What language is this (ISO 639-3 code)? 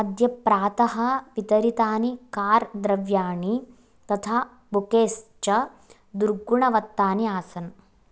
san